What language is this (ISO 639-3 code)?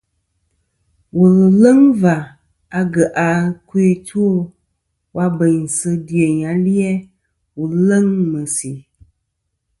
bkm